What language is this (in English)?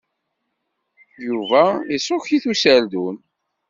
Kabyle